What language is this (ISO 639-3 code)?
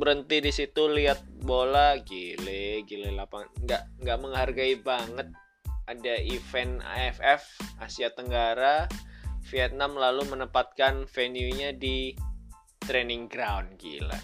ind